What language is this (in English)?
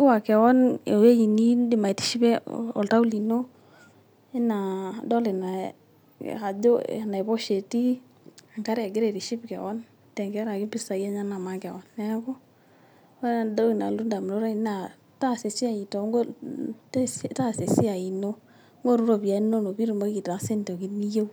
Masai